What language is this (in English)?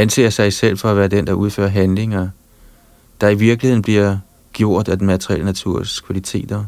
Danish